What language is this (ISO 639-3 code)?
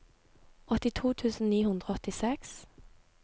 nor